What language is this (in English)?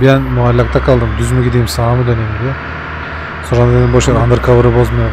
Turkish